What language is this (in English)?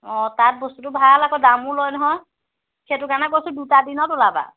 Assamese